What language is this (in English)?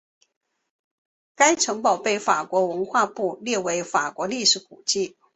Chinese